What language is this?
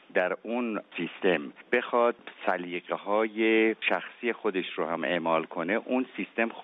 Persian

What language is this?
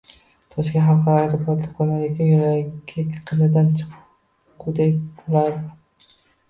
Uzbek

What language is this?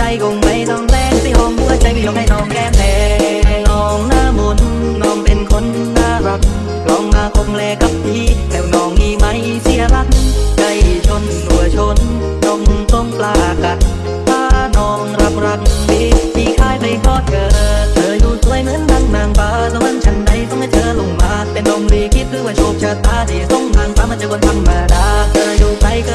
Thai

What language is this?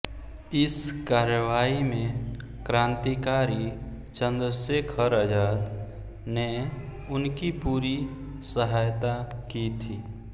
Hindi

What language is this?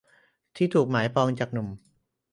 Thai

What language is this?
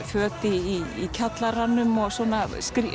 Icelandic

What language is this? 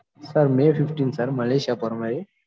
Tamil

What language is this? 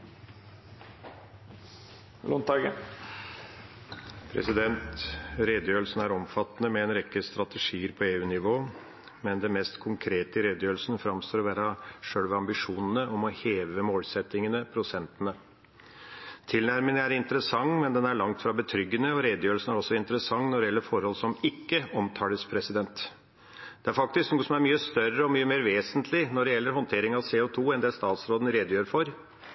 Norwegian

